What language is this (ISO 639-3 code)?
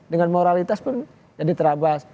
ind